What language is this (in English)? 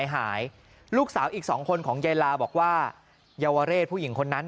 Thai